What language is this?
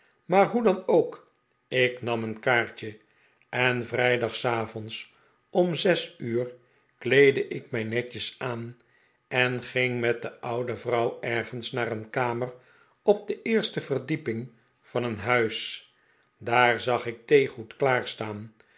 Dutch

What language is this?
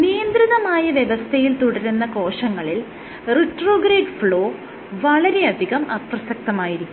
Malayalam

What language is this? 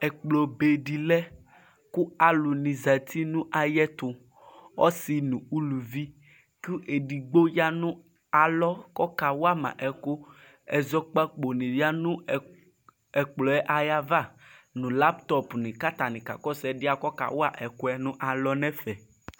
Ikposo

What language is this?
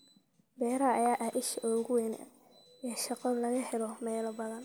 Somali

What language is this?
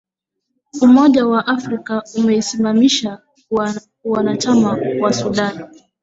Swahili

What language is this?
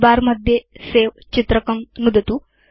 Sanskrit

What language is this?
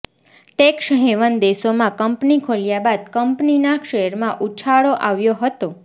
Gujarati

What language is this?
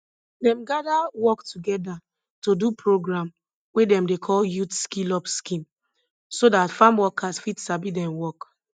Nigerian Pidgin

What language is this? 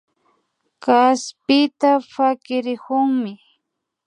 Imbabura Highland Quichua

